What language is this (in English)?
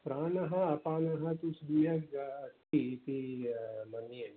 Sanskrit